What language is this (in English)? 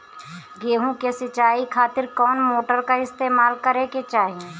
Bhojpuri